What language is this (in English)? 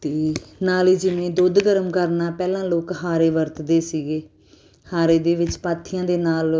Punjabi